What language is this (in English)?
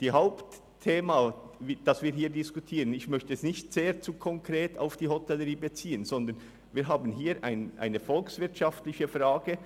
Swiss German